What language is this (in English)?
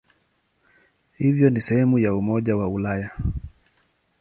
Swahili